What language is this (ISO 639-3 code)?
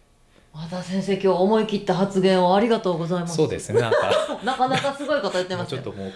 jpn